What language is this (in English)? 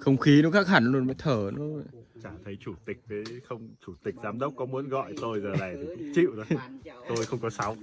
Vietnamese